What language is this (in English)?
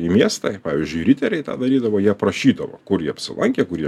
Lithuanian